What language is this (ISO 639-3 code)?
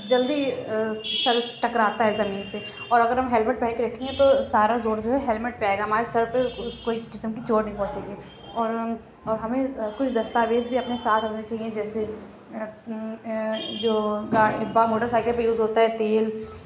urd